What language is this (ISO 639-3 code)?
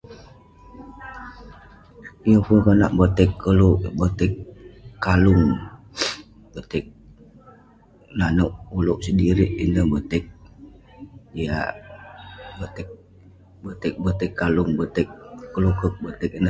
pne